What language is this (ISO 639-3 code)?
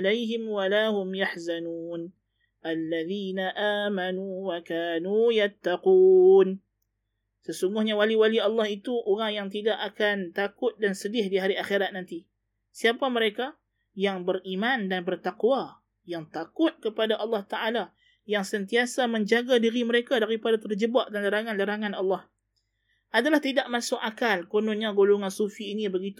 msa